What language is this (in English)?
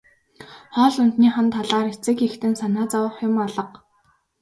Mongolian